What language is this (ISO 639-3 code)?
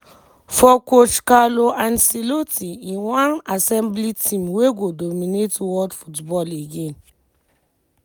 pcm